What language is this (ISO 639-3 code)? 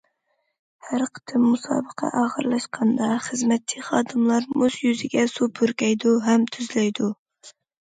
uig